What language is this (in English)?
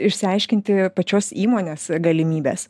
Lithuanian